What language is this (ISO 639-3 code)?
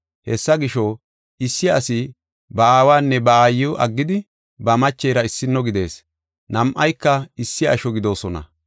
gof